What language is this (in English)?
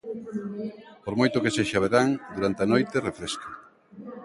Galician